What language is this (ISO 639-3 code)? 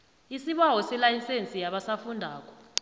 nbl